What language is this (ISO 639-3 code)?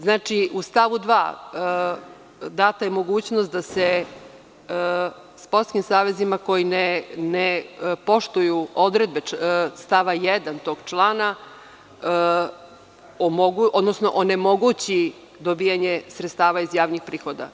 srp